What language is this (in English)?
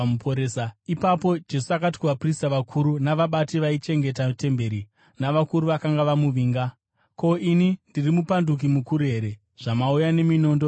Shona